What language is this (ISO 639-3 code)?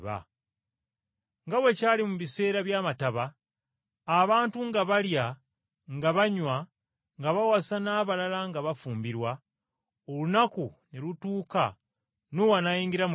lug